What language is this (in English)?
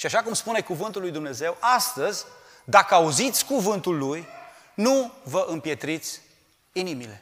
Romanian